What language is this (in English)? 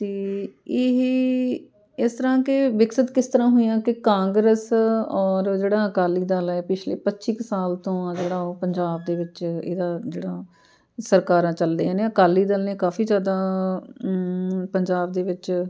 Punjabi